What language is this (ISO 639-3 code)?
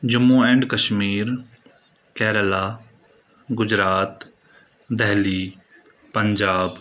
kas